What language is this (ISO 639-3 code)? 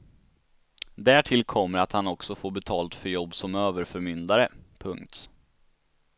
swe